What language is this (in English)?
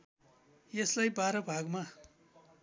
Nepali